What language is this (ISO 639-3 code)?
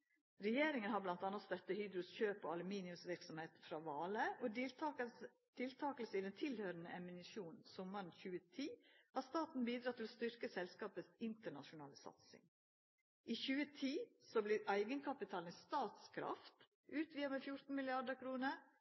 nno